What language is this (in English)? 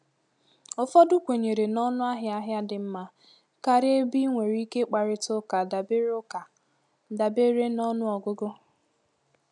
Igbo